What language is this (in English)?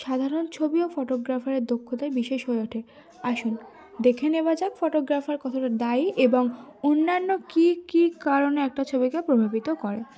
Bangla